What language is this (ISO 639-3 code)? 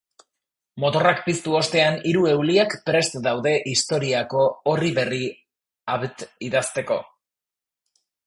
eus